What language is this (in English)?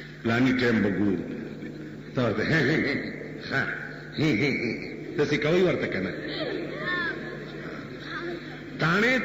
Arabic